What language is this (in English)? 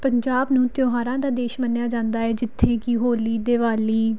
Punjabi